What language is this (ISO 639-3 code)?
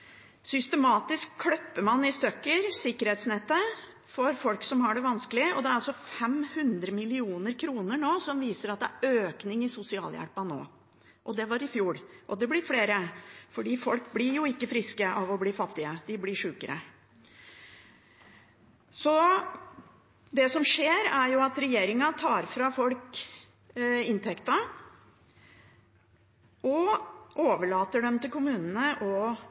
nob